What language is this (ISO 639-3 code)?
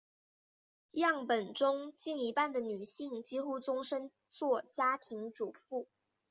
zho